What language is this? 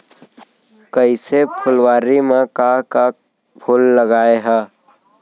Chhattisgarhi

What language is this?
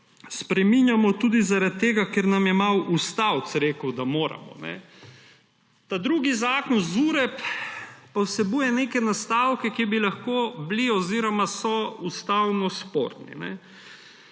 Slovenian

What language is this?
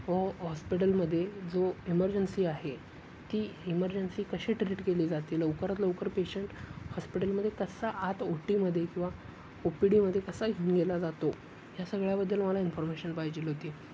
Marathi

